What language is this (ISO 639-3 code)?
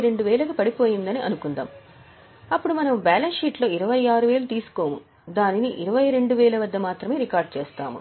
tel